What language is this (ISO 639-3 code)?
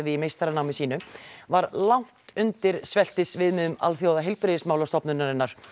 isl